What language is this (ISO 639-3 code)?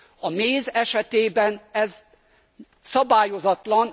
hun